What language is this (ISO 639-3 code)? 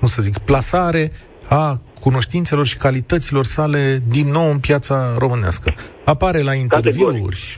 ron